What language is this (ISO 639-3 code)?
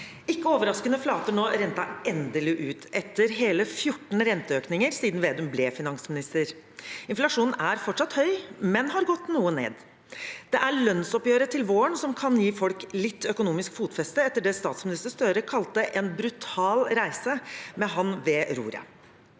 nor